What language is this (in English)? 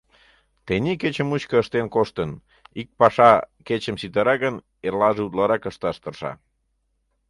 Mari